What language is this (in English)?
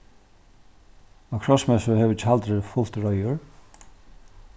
Faroese